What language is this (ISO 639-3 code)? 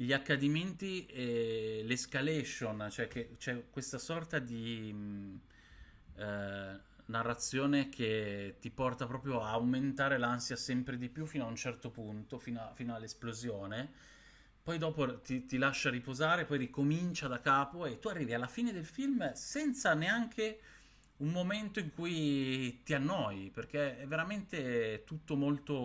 ita